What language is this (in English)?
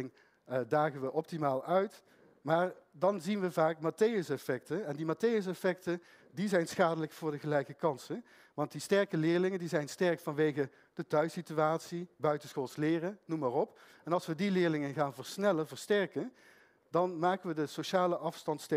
Dutch